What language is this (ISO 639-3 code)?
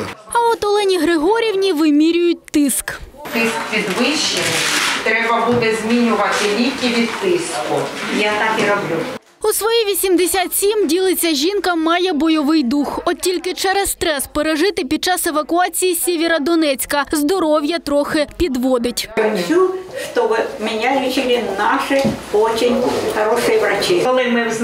ukr